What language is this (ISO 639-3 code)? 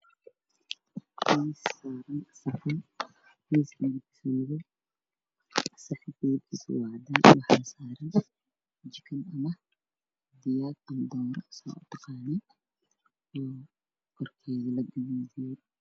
som